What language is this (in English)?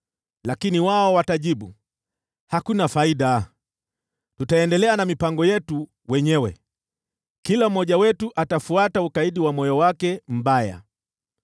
Swahili